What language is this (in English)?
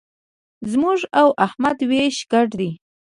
Pashto